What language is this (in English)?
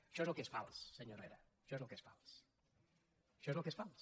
Catalan